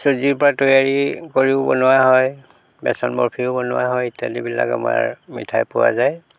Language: Assamese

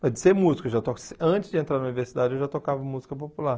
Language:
Portuguese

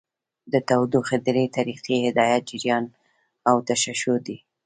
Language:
Pashto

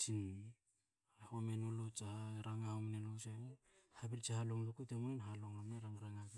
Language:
Hakö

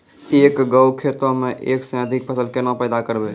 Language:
Maithili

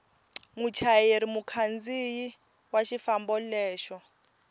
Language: Tsonga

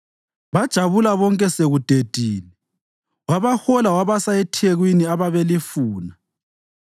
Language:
North Ndebele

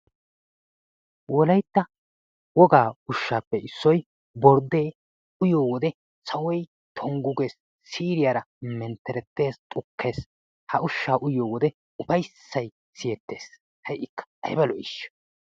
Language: Wolaytta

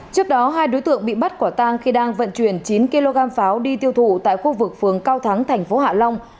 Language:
Vietnamese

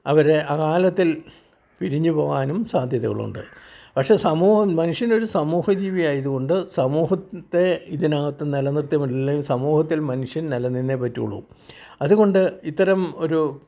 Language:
Malayalam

